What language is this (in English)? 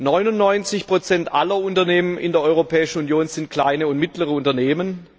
German